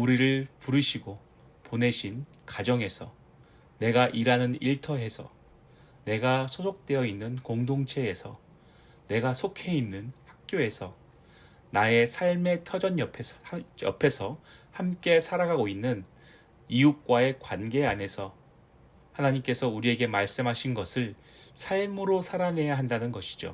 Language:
Korean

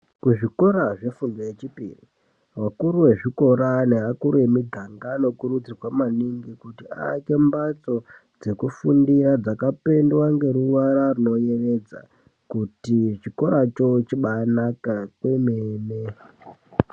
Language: Ndau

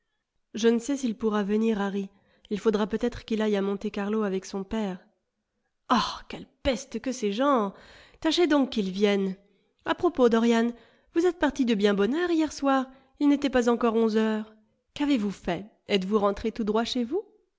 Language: French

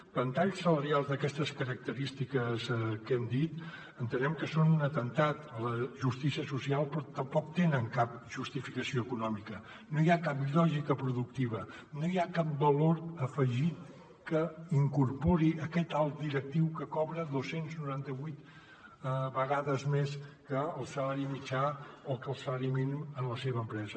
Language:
Catalan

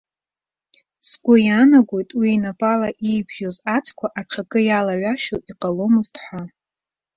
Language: Abkhazian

